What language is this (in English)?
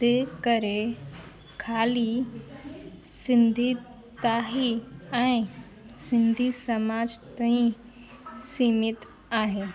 Sindhi